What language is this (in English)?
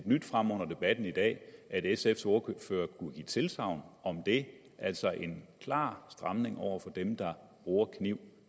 Danish